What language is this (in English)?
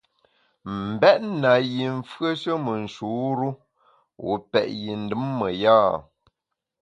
Bamun